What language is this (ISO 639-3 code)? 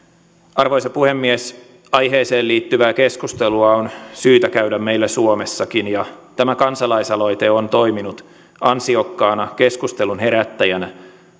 fin